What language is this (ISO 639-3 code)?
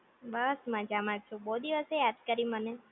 guj